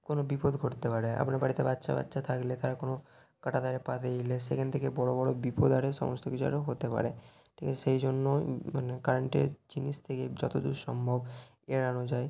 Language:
Bangla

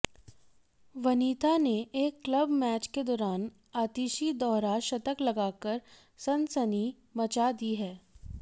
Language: Hindi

